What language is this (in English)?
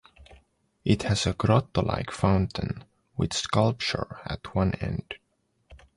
English